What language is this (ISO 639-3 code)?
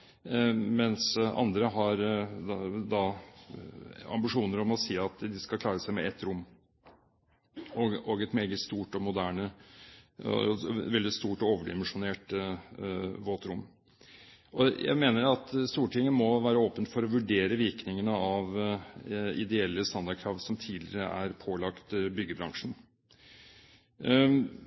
nob